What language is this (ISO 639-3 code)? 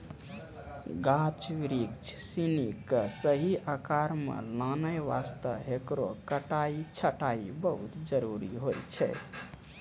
mai